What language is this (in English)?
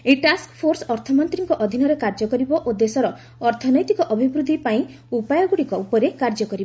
Odia